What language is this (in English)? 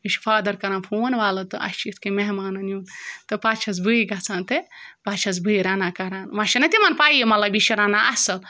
Kashmiri